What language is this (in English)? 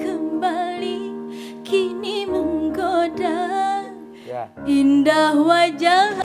Indonesian